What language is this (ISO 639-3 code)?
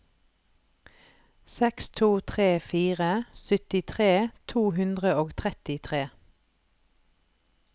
nor